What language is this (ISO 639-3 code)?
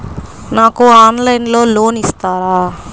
tel